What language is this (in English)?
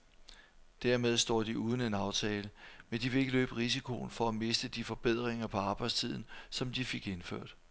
Danish